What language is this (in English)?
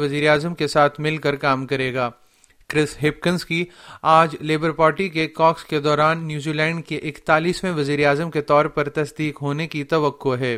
Urdu